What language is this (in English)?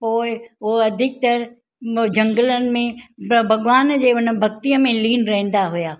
Sindhi